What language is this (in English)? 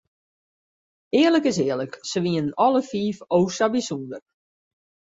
Western Frisian